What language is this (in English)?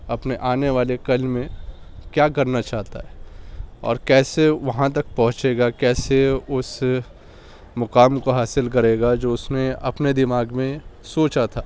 Urdu